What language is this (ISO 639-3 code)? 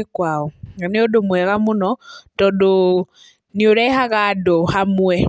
kik